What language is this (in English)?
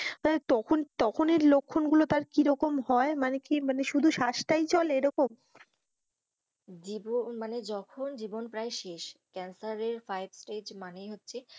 Bangla